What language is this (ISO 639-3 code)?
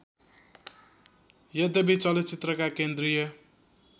nep